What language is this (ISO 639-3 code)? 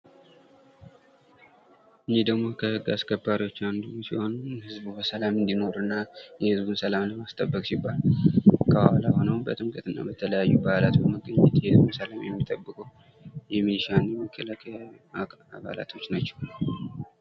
amh